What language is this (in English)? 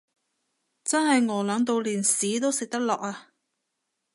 Cantonese